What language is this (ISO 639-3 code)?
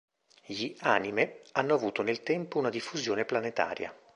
ita